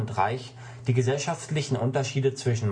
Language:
German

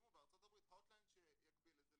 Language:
Hebrew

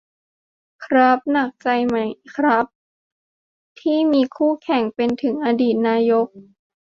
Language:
Thai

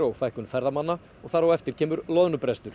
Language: Icelandic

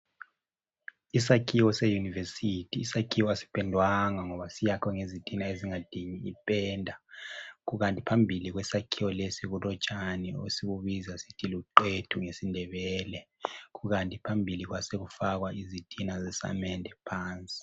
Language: North Ndebele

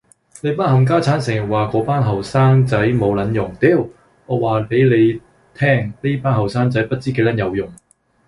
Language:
Cantonese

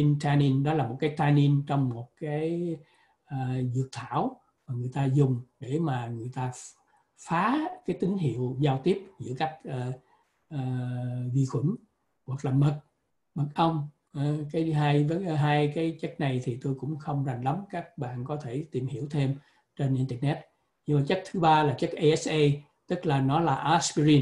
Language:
Vietnamese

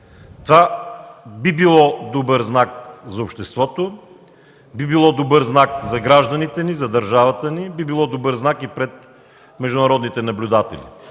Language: Bulgarian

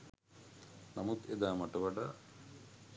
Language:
Sinhala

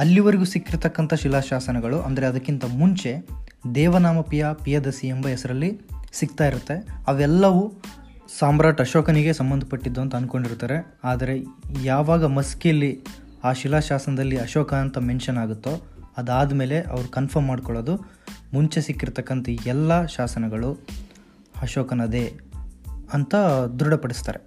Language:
Kannada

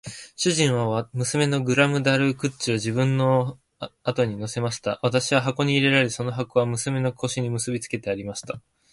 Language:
Japanese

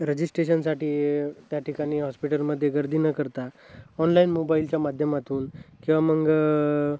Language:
Marathi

